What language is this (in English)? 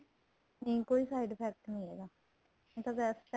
Punjabi